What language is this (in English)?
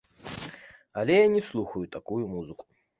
Belarusian